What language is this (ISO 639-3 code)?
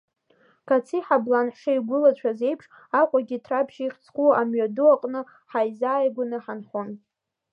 abk